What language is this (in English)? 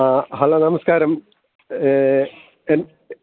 Malayalam